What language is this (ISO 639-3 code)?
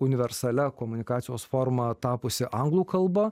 lit